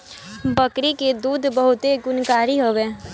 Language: Bhojpuri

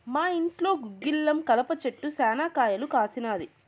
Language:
Telugu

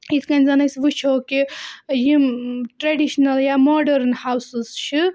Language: Kashmiri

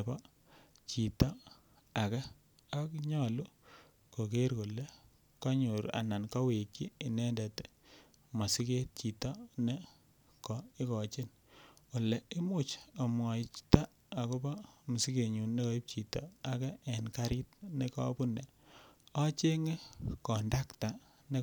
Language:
Kalenjin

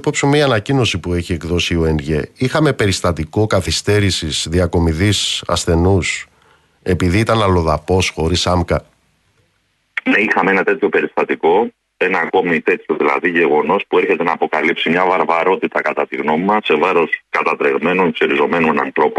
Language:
Greek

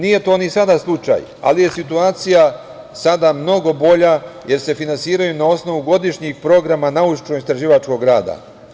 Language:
Serbian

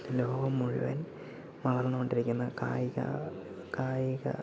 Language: Malayalam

